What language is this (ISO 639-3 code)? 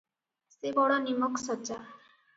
ori